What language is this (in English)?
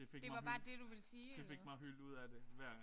Danish